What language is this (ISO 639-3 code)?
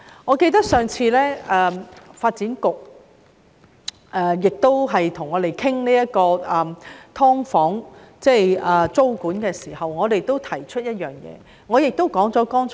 yue